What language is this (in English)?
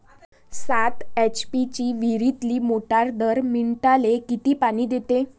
Marathi